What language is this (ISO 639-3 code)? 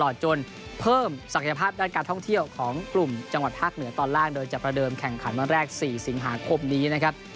tha